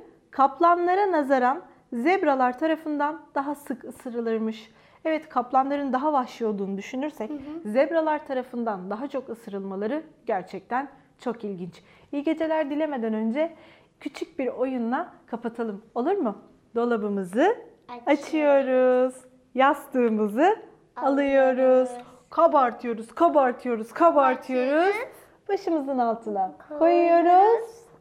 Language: Turkish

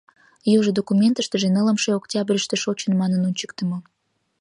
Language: Mari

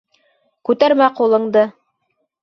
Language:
Bashkir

